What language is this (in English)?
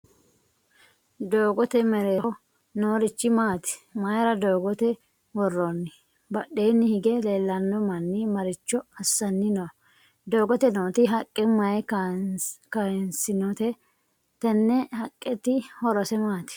Sidamo